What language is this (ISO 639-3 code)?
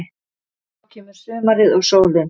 isl